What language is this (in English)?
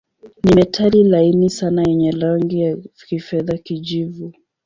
Swahili